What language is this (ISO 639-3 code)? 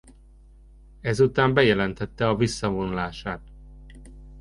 hun